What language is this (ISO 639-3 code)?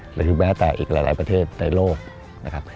tha